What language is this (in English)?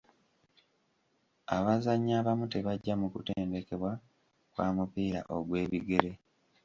Ganda